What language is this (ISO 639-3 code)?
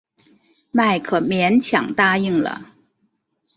zho